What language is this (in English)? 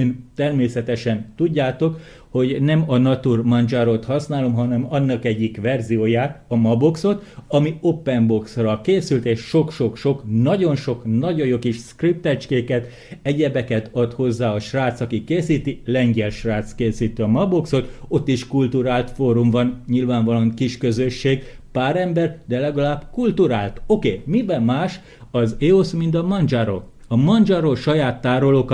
Hungarian